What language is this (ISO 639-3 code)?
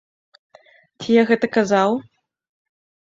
bel